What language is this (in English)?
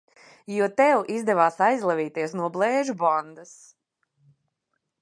Latvian